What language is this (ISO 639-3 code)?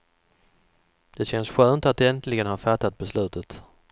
swe